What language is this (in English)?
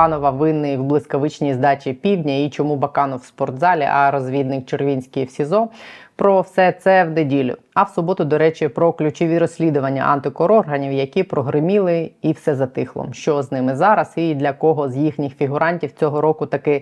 Ukrainian